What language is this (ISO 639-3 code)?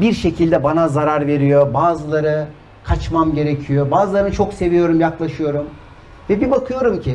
tur